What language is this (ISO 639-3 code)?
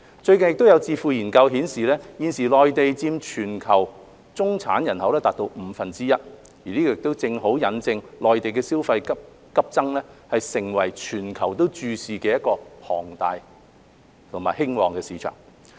yue